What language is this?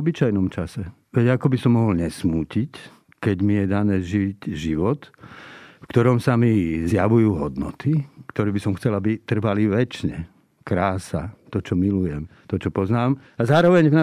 Slovak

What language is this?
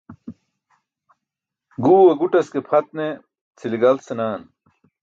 Burushaski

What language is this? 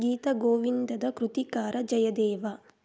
Kannada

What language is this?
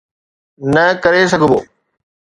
Sindhi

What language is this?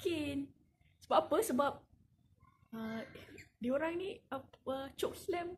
Malay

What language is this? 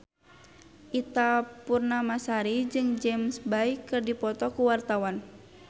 Sundanese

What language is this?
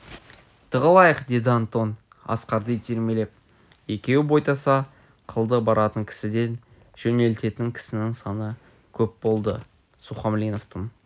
Kazakh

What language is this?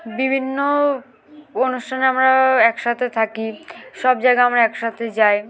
Bangla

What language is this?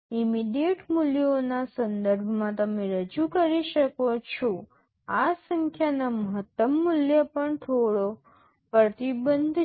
Gujarati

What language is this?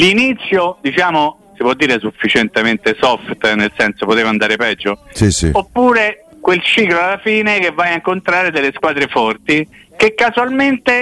Italian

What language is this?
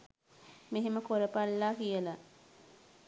Sinhala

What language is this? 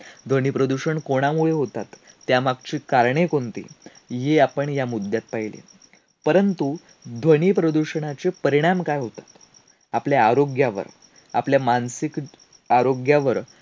Marathi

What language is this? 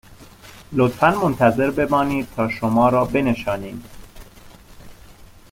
Persian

